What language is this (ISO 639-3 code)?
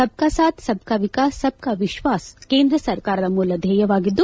kan